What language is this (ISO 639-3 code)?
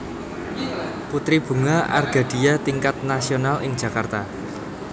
jav